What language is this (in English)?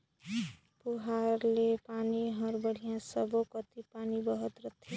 Chhattisgarhi